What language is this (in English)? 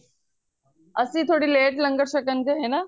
Punjabi